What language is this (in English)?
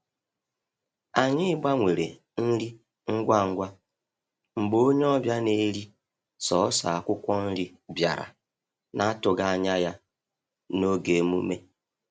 Igbo